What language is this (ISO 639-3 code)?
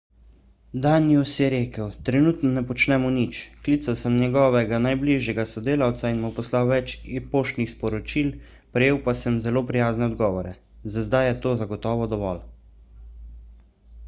slv